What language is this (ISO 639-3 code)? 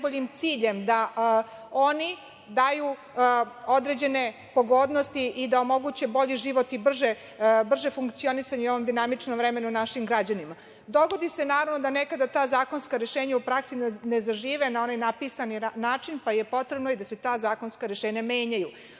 srp